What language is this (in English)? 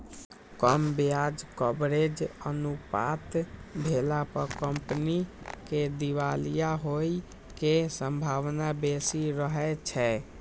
Maithili